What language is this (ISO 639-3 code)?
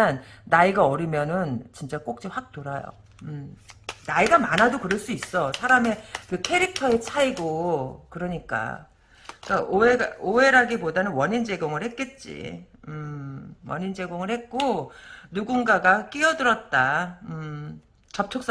kor